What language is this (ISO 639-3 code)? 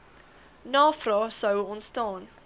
afr